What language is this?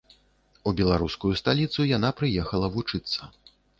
Belarusian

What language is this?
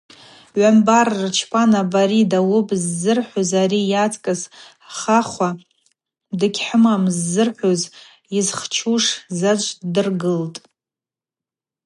Abaza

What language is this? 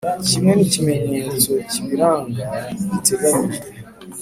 Kinyarwanda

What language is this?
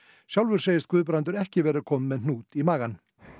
Icelandic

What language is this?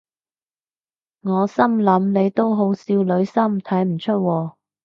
Cantonese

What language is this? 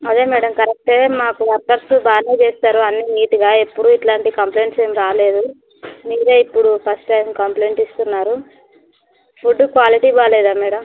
Telugu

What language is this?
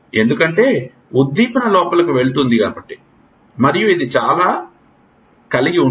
Telugu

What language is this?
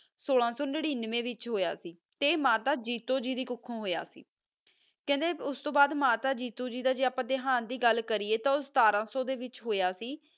Punjabi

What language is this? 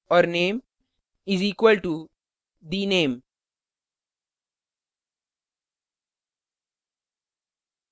Hindi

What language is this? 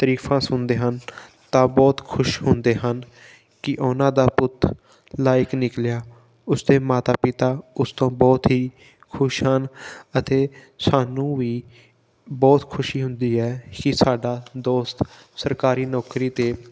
Punjabi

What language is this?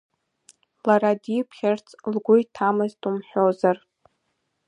Abkhazian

